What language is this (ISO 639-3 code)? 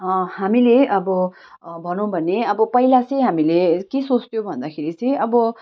nep